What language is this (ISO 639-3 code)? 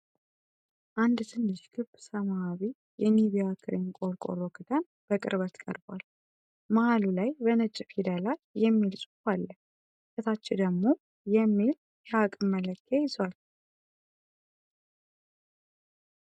amh